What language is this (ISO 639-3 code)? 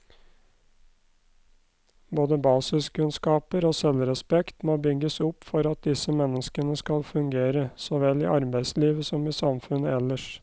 nor